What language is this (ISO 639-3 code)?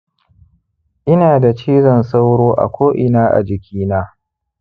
hau